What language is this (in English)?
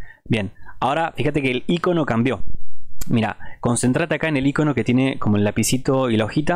Spanish